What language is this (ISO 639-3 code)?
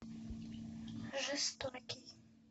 rus